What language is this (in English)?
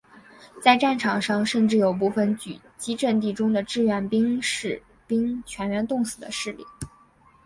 Chinese